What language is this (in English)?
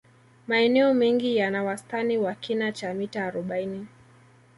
Swahili